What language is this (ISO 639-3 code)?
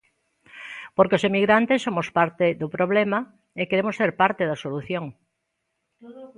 glg